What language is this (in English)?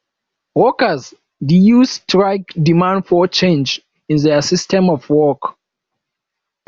Nigerian Pidgin